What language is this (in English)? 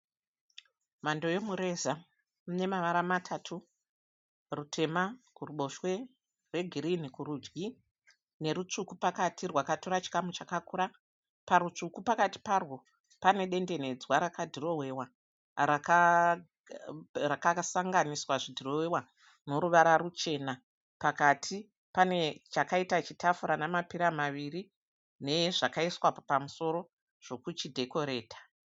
Shona